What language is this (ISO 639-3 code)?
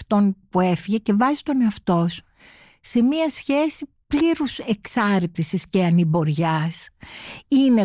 ell